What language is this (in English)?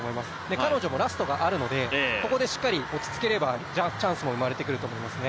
Japanese